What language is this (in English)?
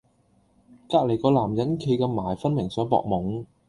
Cantonese